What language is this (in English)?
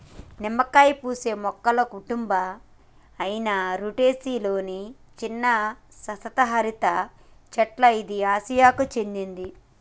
Telugu